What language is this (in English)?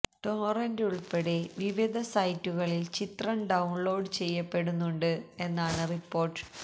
Malayalam